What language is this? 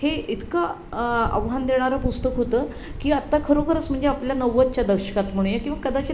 Marathi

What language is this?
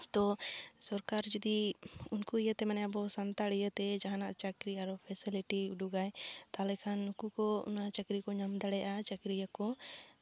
Santali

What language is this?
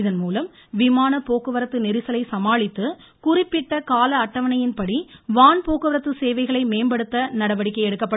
Tamil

